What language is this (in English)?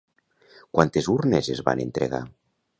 Catalan